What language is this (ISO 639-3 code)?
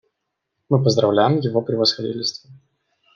rus